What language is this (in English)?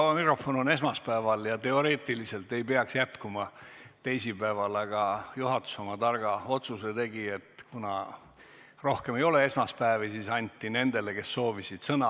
Estonian